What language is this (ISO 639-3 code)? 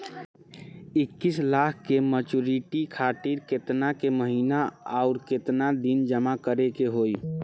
bho